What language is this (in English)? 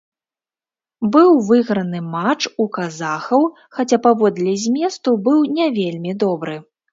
Belarusian